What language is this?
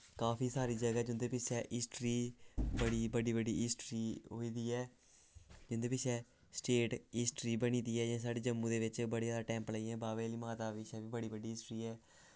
Dogri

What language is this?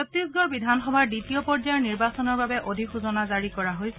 Assamese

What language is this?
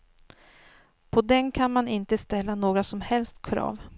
Swedish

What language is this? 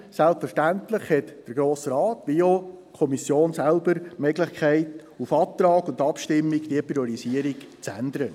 Swiss German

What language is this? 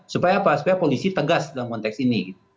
Indonesian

